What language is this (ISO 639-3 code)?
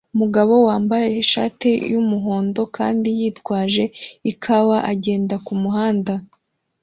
kin